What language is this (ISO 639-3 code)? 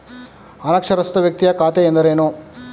kan